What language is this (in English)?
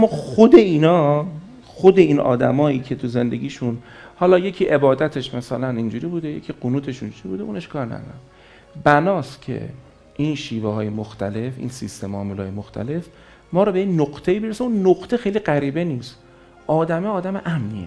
Persian